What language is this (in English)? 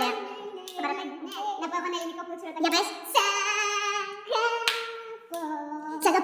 Greek